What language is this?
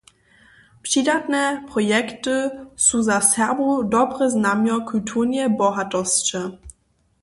Upper Sorbian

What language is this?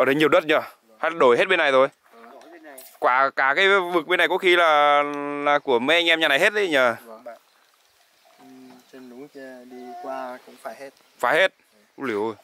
Vietnamese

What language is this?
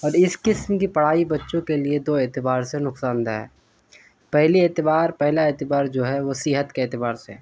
Urdu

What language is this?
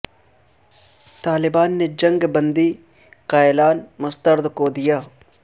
Urdu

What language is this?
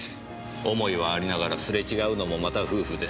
Japanese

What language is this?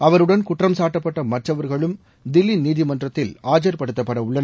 Tamil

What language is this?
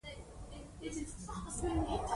Pashto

